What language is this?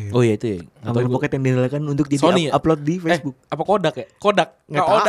Indonesian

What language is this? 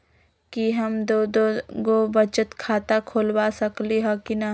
Magahi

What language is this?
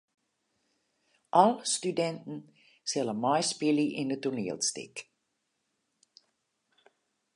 Western Frisian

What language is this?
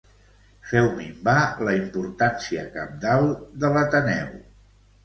Catalan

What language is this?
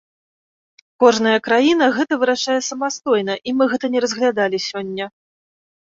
Belarusian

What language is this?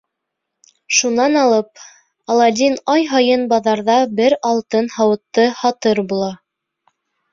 Bashkir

